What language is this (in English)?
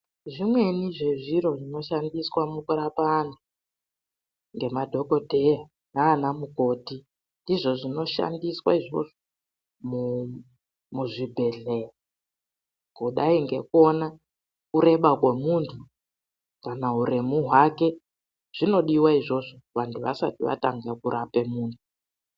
Ndau